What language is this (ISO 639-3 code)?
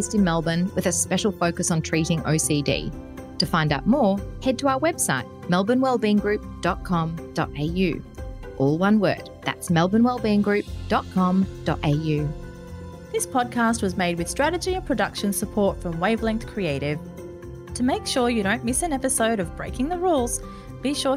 eng